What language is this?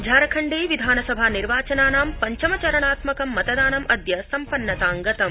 Sanskrit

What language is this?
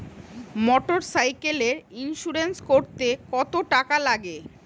Bangla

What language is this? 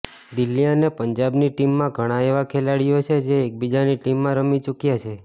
Gujarati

